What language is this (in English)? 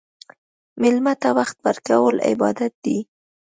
Pashto